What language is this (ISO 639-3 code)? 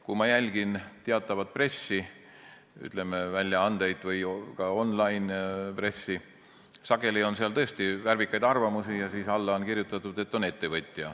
est